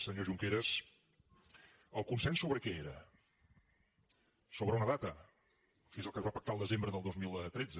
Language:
Catalan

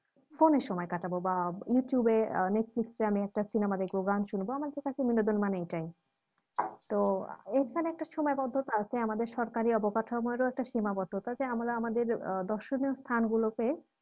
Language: Bangla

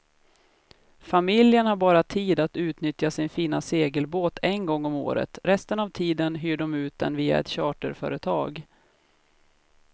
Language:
Swedish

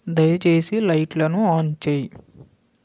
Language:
Telugu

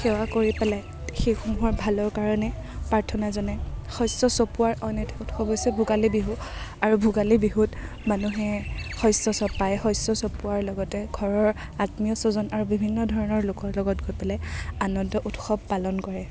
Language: Assamese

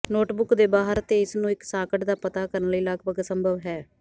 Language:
Punjabi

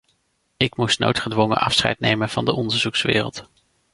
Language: Dutch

